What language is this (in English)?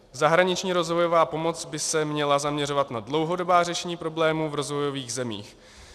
Czech